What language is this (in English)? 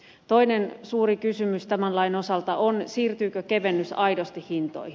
Finnish